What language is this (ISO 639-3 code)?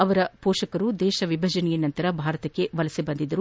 kan